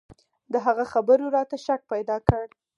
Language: Pashto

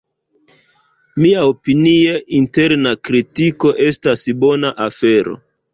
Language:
Esperanto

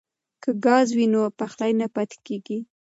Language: Pashto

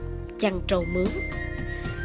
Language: Vietnamese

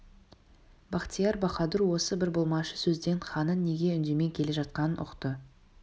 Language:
Kazakh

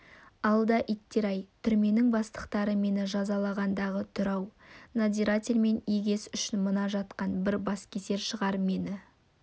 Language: Kazakh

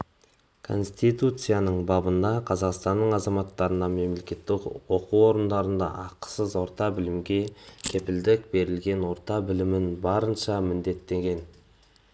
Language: Kazakh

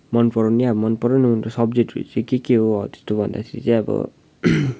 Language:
Nepali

